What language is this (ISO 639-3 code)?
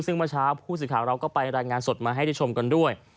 tha